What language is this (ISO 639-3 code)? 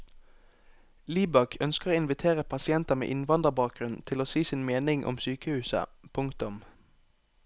nor